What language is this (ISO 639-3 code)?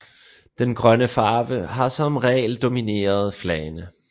dan